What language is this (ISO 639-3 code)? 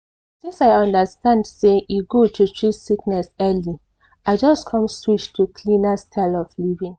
pcm